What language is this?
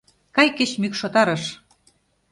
Mari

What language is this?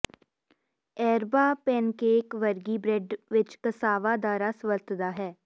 Punjabi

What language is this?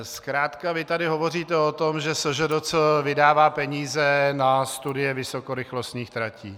Czech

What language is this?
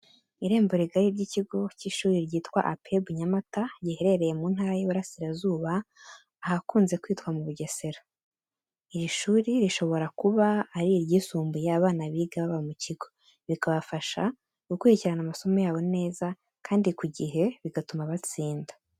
Kinyarwanda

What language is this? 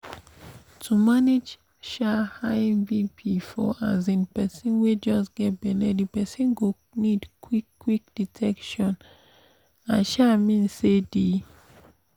Nigerian Pidgin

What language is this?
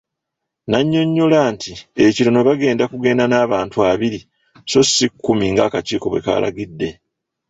Ganda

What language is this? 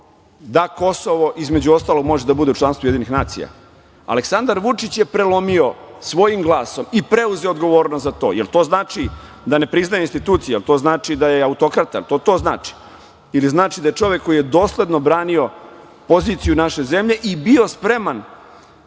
Serbian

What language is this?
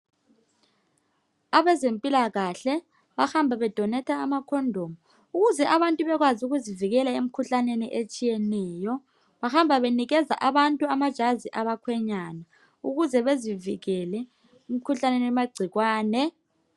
North Ndebele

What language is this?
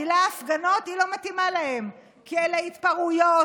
Hebrew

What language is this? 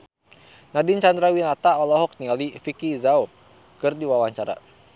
Sundanese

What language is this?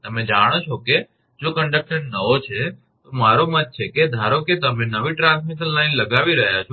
Gujarati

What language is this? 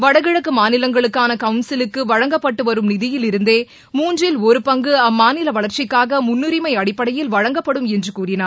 Tamil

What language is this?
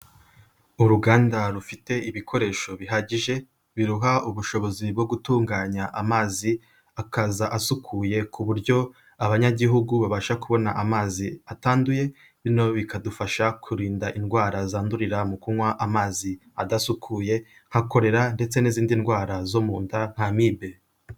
Kinyarwanda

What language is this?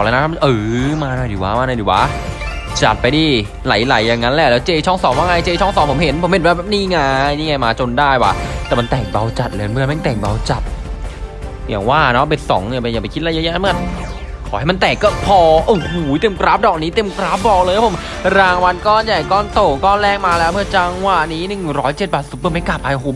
Thai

